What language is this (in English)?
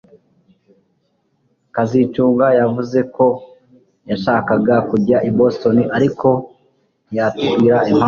Kinyarwanda